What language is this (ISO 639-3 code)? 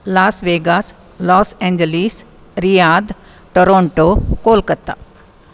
san